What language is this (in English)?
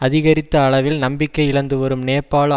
Tamil